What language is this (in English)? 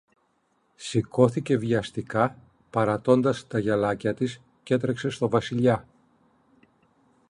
Greek